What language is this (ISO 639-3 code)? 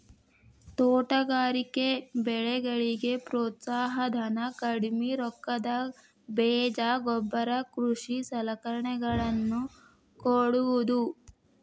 kan